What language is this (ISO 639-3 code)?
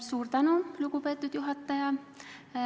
est